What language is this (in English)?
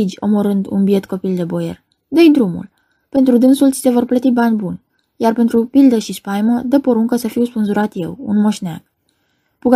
Romanian